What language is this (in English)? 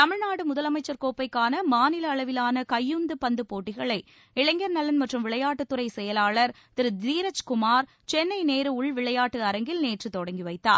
Tamil